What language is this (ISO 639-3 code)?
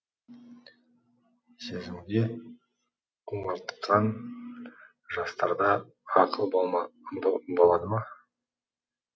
kaz